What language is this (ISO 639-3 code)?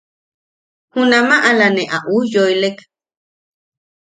yaq